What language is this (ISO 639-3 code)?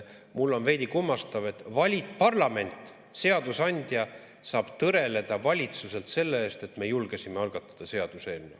est